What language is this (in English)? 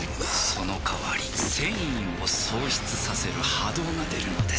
Japanese